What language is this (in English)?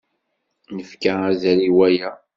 Kabyle